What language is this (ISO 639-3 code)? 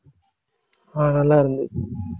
tam